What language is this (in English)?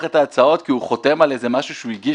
Hebrew